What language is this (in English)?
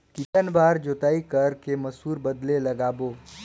Chhattisgarhi